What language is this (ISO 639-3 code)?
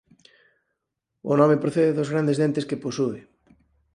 glg